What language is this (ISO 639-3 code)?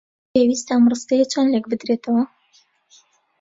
ckb